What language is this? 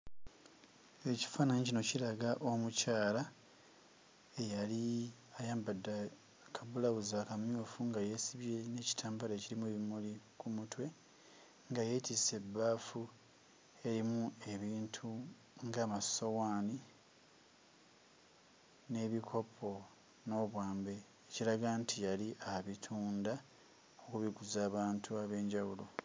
Ganda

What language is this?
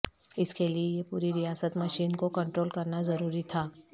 Urdu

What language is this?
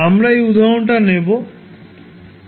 Bangla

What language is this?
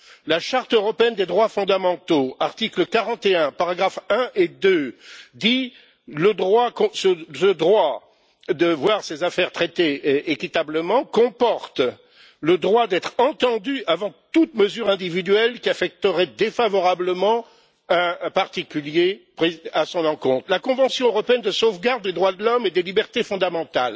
French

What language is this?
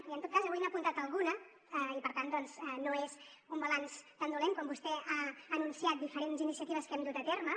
Catalan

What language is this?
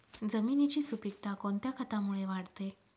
Marathi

